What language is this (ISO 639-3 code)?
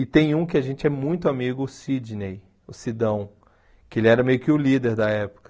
por